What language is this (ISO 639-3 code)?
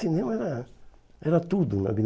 por